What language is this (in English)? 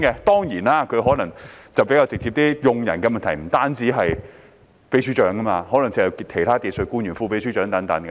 Cantonese